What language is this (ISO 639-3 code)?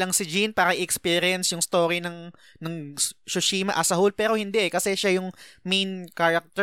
fil